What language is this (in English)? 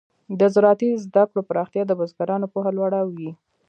Pashto